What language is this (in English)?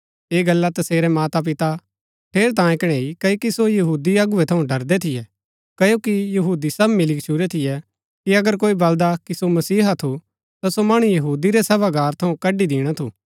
Gaddi